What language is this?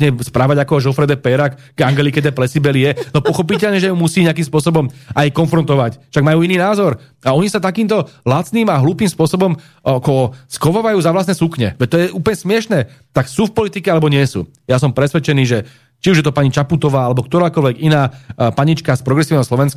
Slovak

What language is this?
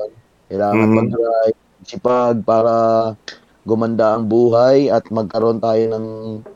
Filipino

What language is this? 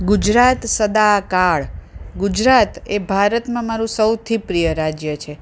Gujarati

